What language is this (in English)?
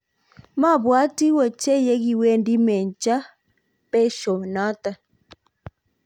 Kalenjin